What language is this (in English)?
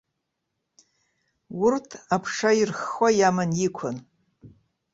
Abkhazian